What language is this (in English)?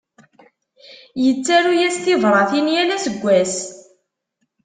Kabyle